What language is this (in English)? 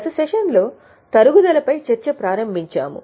Telugu